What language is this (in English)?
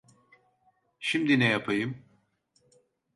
Turkish